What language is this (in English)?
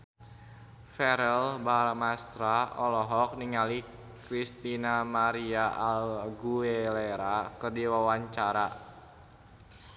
Sundanese